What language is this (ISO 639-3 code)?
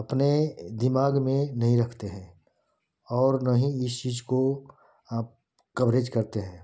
hin